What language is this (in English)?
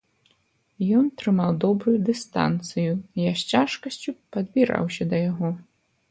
Belarusian